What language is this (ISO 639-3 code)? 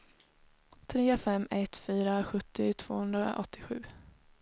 swe